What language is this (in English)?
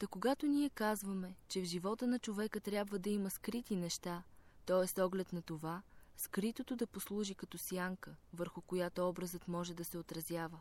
Bulgarian